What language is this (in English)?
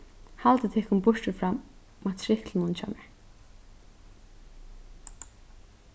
Faroese